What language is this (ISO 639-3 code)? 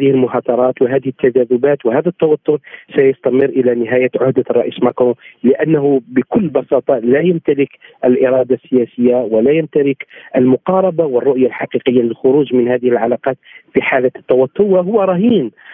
ara